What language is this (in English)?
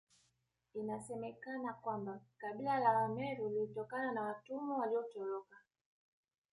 Swahili